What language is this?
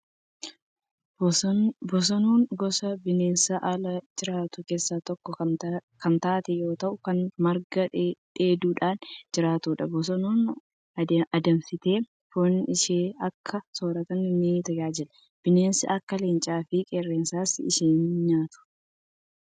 Oromo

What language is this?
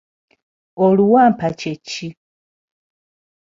Ganda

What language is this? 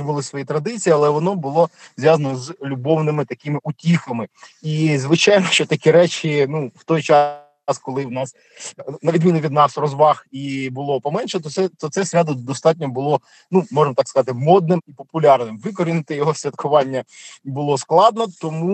Ukrainian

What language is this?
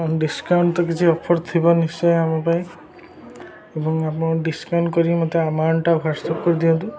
Odia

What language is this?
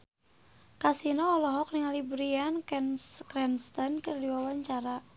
Sundanese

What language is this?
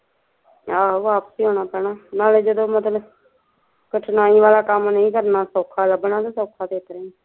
Punjabi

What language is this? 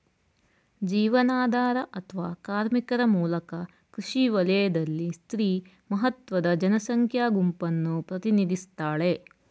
Kannada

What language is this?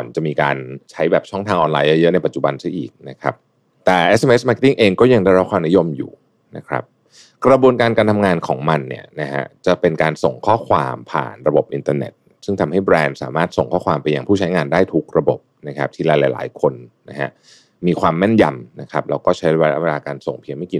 Thai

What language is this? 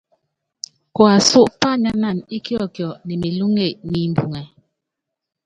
Yangben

